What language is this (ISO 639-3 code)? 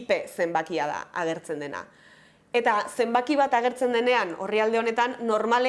eus